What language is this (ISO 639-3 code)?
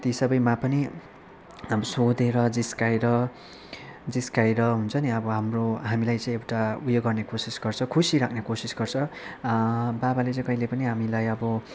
nep